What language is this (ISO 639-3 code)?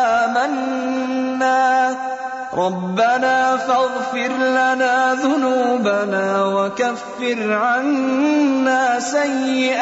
urd